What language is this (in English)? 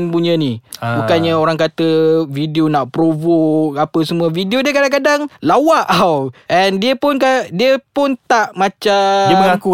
Malay